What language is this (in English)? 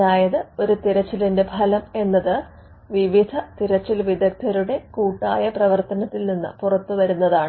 Malayalam